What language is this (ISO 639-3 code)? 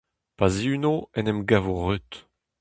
bre